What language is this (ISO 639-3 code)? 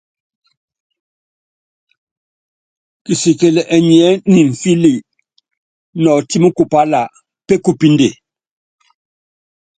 yav